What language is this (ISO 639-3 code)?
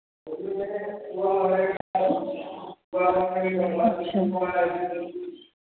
hin